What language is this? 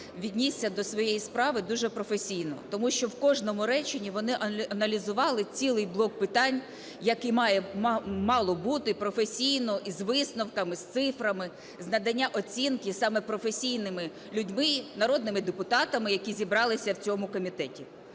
Ukrainian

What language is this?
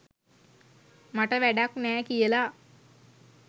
Sinhala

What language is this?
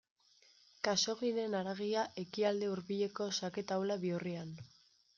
Basque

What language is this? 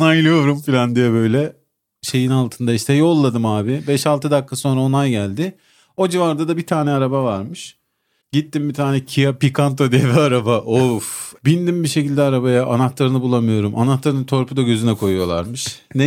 Turkish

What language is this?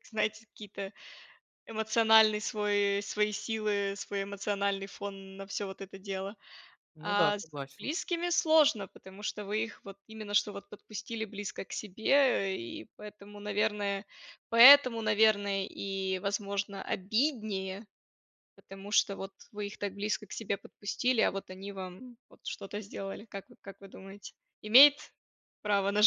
Russian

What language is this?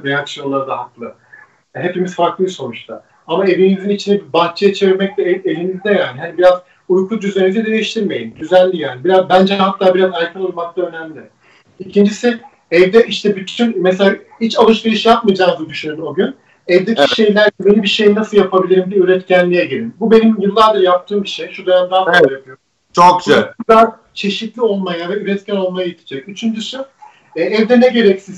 Turkish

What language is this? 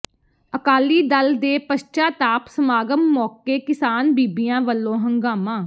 Punjabi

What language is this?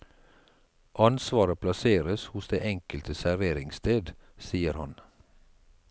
Norwegian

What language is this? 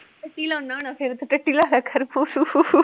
Punjabi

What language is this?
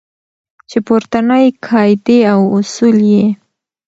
Pashto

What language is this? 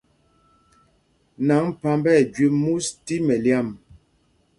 Mpumpong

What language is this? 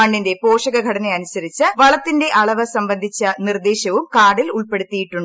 Malayalam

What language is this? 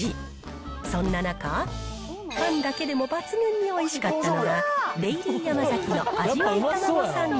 Japanese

